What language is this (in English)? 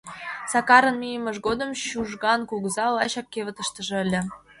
Mari